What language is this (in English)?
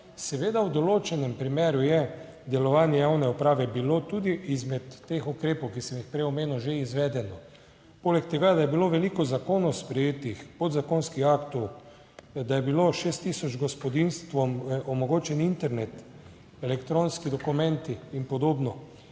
Slovenian